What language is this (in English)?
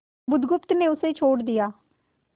Hindi